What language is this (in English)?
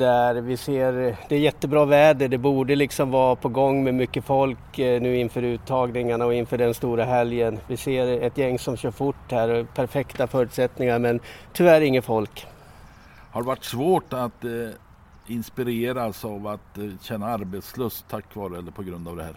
Swedish